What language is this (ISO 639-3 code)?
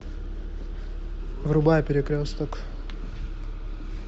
rus